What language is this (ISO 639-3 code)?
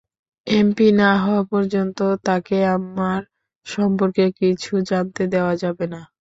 ben